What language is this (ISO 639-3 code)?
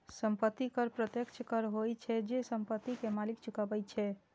mai